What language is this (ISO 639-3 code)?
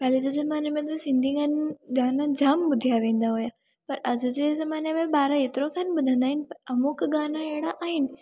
snd